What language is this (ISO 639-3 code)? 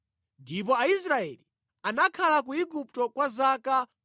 nya